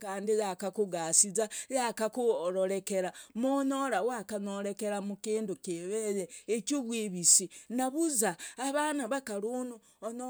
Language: Logooli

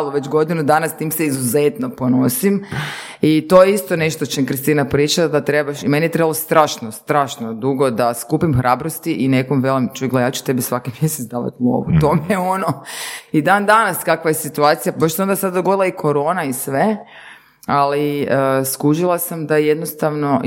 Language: Croatian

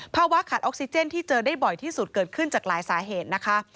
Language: Thai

